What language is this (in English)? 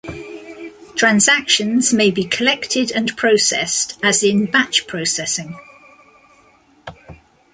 English